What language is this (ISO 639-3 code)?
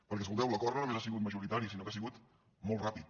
cat